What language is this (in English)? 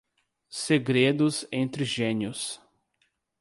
Portuguese